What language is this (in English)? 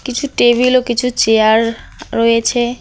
Bangla